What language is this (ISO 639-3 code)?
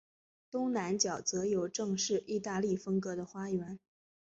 zho